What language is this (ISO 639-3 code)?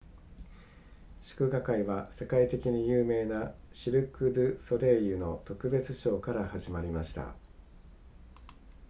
jpn